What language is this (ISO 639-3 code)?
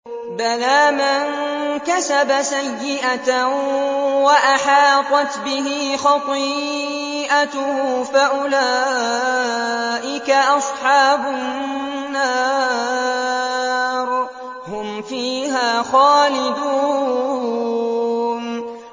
ara